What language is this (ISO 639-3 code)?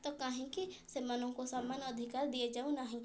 ori